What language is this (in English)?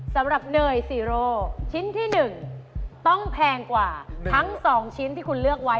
Thai